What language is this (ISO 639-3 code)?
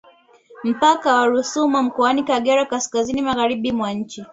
swa